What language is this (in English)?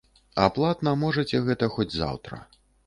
Belarusian